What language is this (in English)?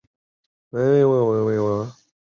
Chinese